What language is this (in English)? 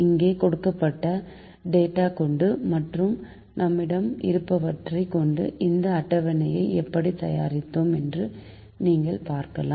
Tamil